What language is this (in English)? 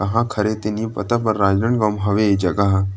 Chhattisgarhi